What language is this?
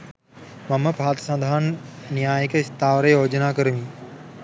Sinhala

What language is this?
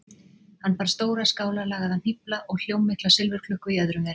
Icelandic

